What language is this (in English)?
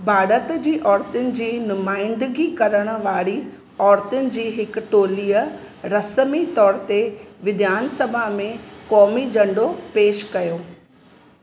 Sindhi